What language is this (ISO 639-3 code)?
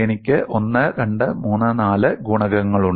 mal